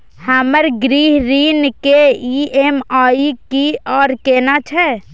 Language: Maithili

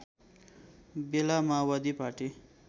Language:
Nepali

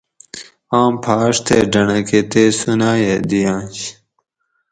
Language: Gawri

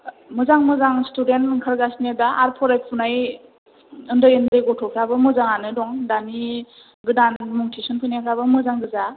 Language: Bodo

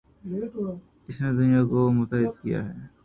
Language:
Urdu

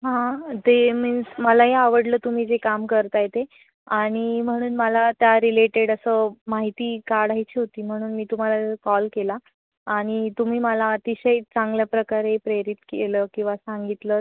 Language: Marathi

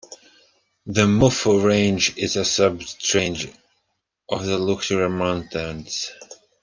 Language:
English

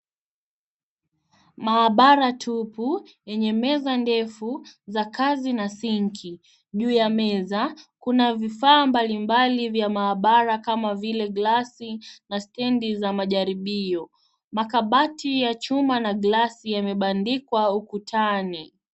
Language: Swahili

